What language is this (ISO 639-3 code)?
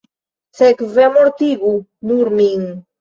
epo